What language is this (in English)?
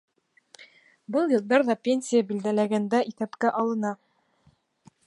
Bashkir